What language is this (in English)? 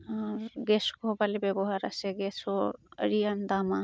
Santali